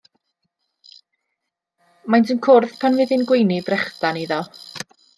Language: Welsh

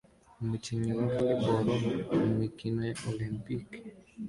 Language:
Kinyarwanda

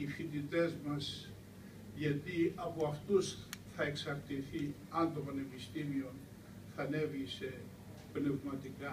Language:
Greek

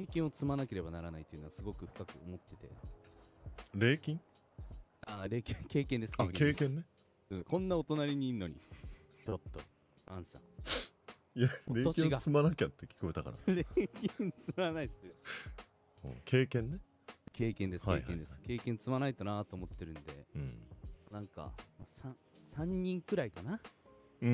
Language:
Japanese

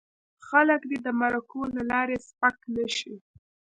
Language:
Pashto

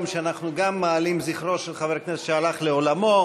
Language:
Hebrew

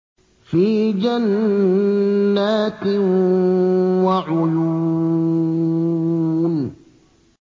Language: Arabic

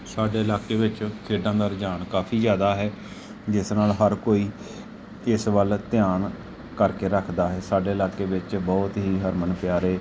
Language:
Punjabi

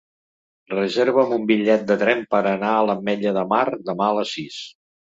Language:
Catalan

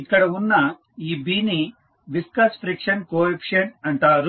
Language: Telugu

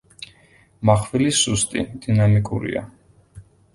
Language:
Georgian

